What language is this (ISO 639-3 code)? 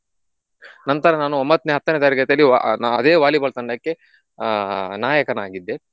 kan